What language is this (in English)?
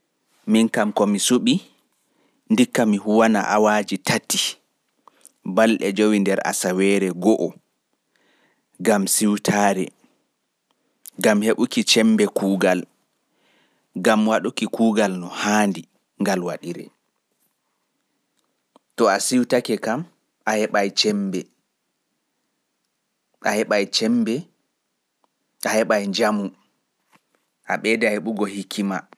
Pular